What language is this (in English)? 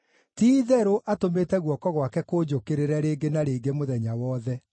Kikuyu